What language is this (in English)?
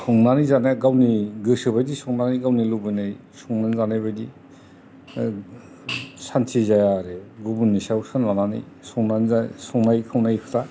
Bodo